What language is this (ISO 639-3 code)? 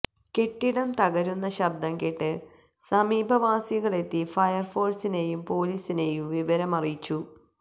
mal